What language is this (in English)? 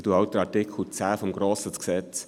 Swiss German